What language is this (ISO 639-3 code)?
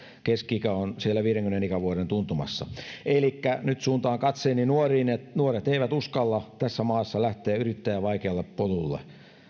fin